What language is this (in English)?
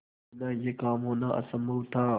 Hindi